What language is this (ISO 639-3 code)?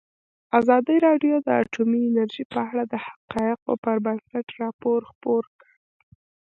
pus